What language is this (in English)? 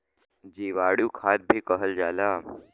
Bhojpuri